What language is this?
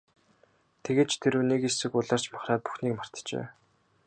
Mongolian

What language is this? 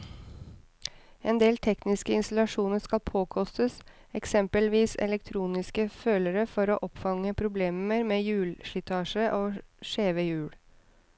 Norwegian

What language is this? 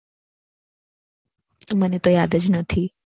Gujarati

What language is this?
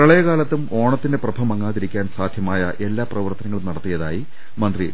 Malayalam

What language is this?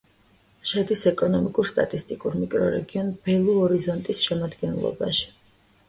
Georgian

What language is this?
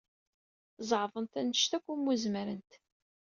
Kabyle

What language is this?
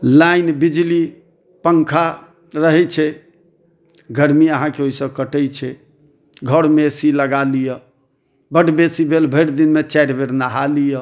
Maithili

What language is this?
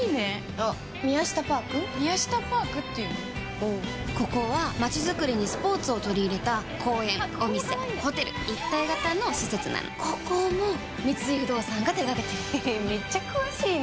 Japanese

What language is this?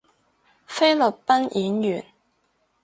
Cantonese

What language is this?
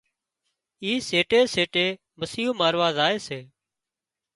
Wadiyara Koli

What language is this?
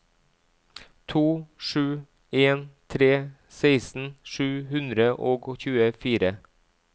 Norwegian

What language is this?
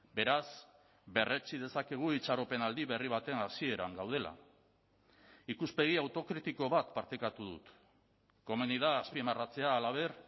Basque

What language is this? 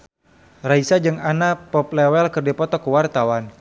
Sundanese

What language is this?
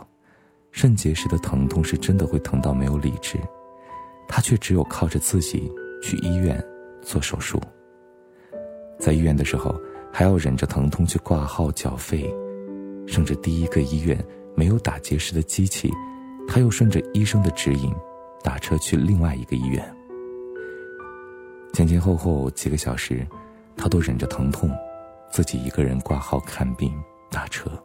Chinese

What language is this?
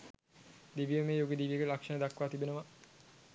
Sinhala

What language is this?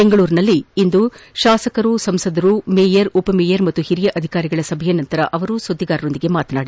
Kannada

